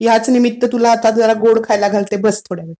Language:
Marathi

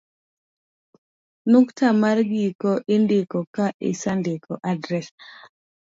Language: Luo (Kenya and Tanzania)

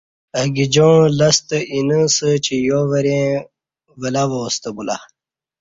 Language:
Kati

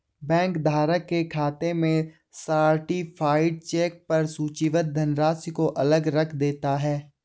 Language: Hindi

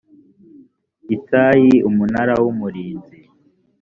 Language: Kinyarwanda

